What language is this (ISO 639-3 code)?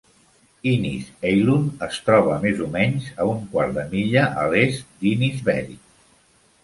cat